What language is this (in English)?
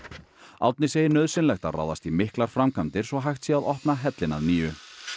Icelandic